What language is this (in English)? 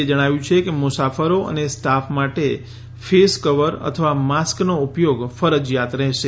Gujarati